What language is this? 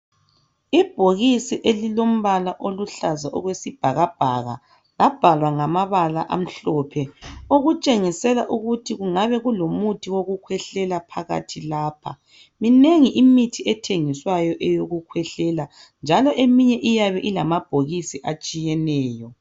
North Ndebele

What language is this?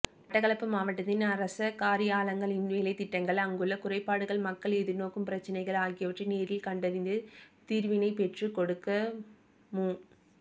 Tamil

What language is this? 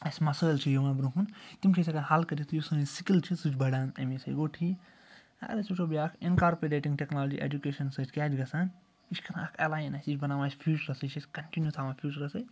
Kashmiri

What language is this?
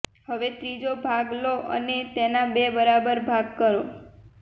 Gujarati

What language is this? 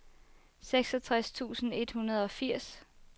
Danish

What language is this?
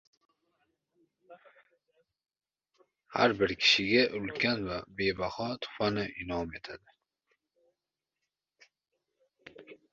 Uzbek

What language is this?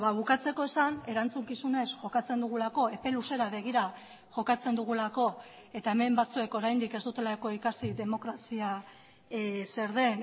Basque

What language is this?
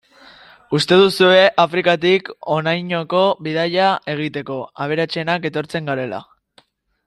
Basque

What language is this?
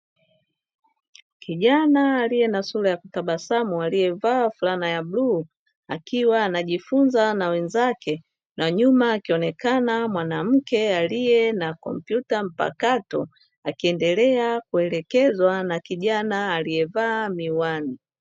Swahili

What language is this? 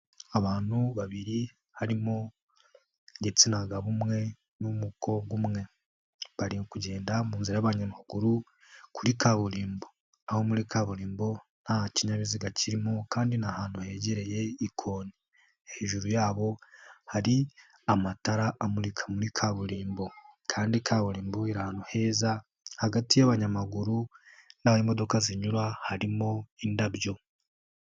Kinyarwanda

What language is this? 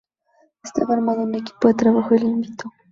Spanish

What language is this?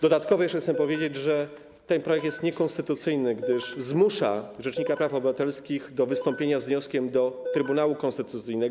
Polish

